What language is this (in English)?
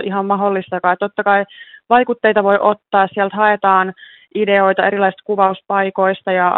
Finnish